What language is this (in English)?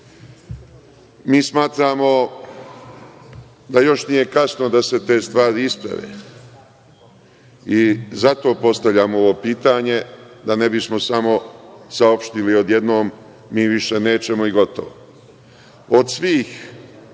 Serbian